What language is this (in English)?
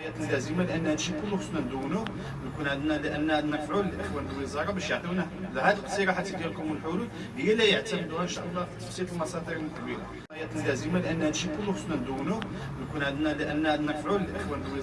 Arabic